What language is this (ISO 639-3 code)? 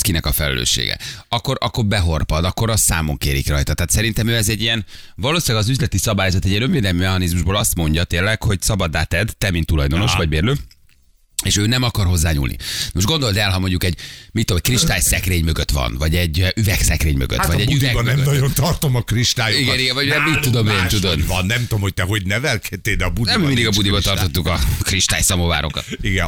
hun